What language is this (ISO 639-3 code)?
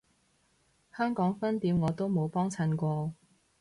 yue